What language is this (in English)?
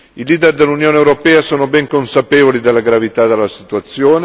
Italian